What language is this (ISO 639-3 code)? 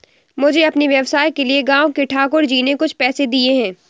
hin